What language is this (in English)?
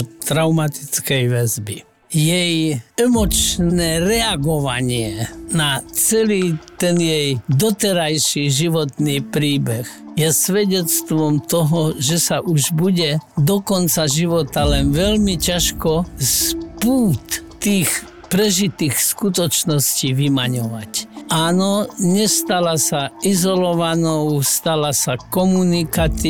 Slovak